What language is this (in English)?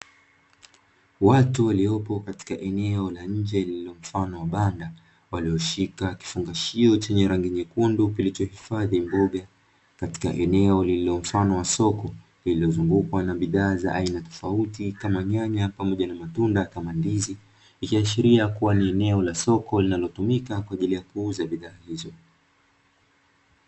Swahili